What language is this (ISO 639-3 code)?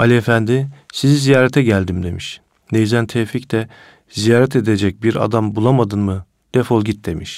tur